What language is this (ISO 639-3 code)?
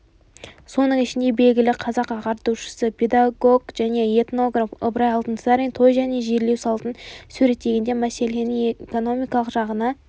kaz